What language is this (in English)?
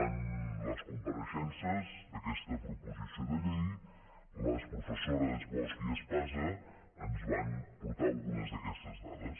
Catalan